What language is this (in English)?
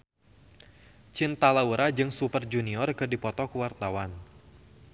Sundanese